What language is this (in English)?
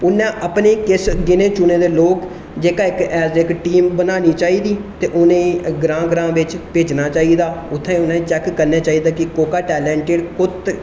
Dogri